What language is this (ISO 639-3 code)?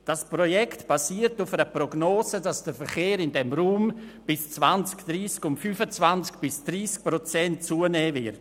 gsw